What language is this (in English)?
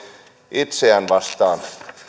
Finnish